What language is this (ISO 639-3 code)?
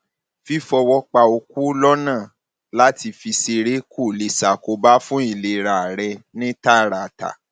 yor